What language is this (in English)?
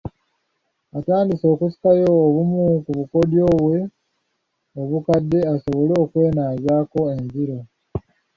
Ganda